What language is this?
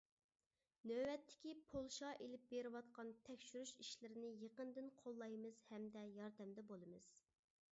Uyghur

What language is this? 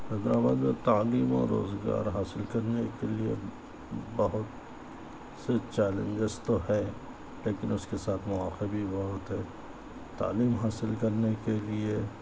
Urdu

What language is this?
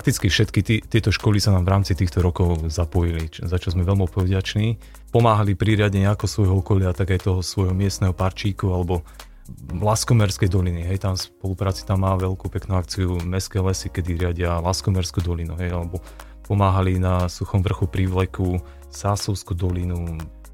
Slovak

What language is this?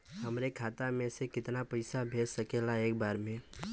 Bhojpuri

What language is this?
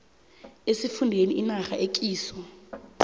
South Ndebele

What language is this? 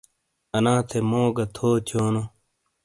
Shina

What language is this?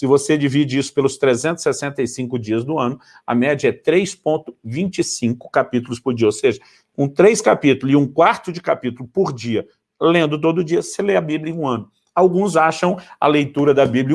Portuguese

